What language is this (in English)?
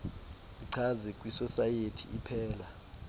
Xhosa